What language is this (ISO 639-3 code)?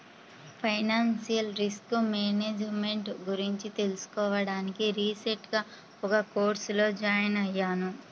tel